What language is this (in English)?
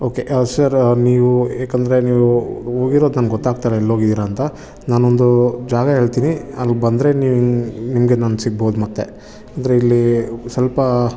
Kannada